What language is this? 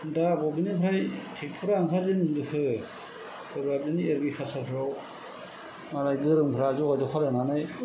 Bodo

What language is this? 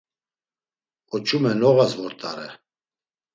Laz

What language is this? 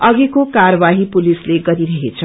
Nepali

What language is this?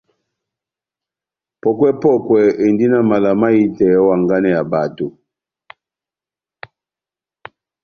Batanga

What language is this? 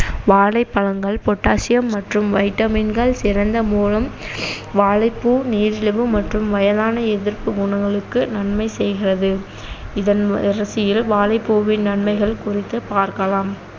Tamil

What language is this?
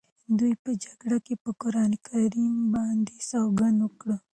Pashto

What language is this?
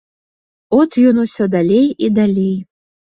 Belarusian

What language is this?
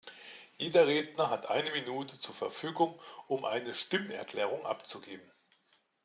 German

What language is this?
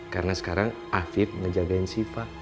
Indonesian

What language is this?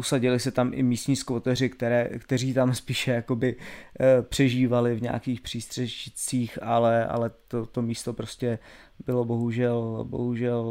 Czech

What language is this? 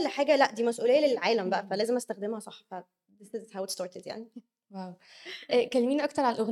Arabic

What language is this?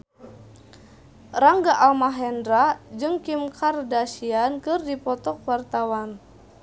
Sundanese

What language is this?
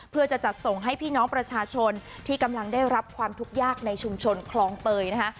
Thai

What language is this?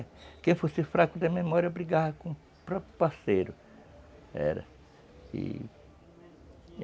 Portuguese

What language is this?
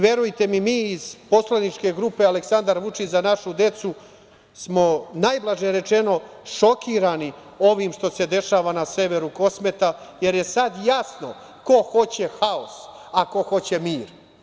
Serbian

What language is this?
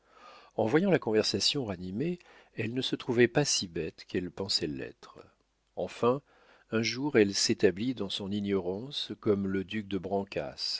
French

